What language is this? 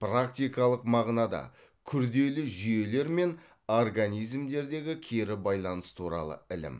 Kazakh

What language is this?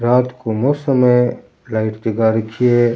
Rajasthani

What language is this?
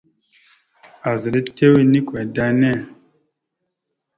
Mada (Cameroon)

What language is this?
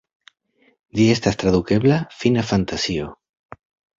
Esperanto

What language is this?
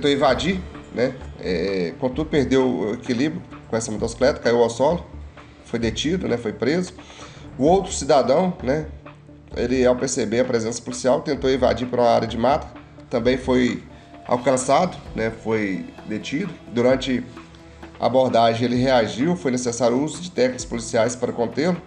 Portuguese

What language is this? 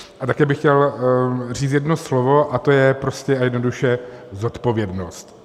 Czech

